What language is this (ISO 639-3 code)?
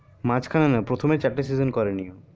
ben